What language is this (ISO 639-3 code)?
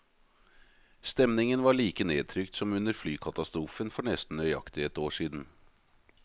nor